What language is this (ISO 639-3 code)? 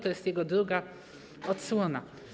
pol